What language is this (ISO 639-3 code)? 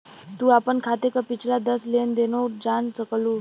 bho